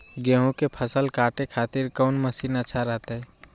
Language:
Magahi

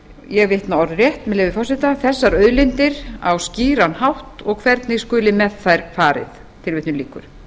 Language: Icelandic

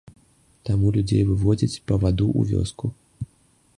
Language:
Belarusian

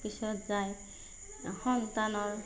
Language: Assamese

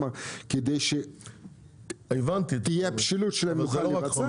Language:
Hebrew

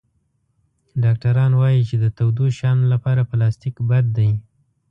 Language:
Pashto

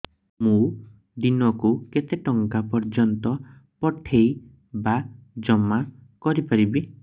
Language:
Odia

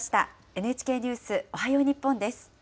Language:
Japanese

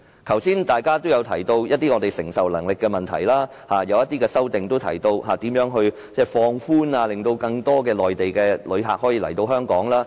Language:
Cantonese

